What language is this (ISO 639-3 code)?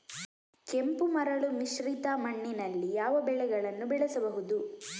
kan